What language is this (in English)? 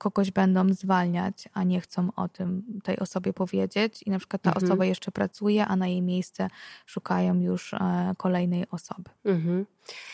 Polish